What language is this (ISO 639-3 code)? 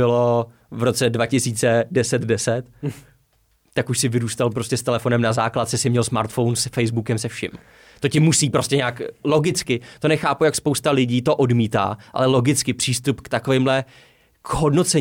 ces